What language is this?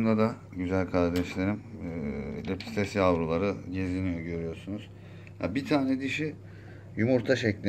Turkish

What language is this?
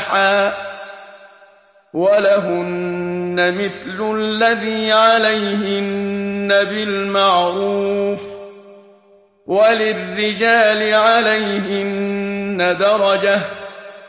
Arabic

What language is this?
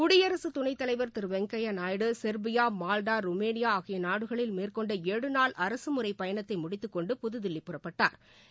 Tamil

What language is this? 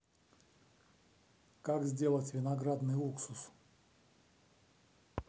Russian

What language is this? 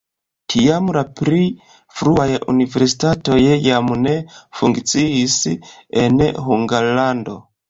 Esperanto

